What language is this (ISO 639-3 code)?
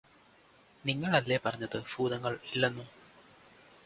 mal